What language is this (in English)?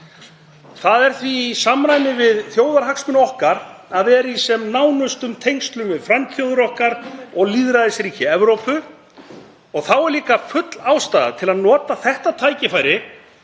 Icelandic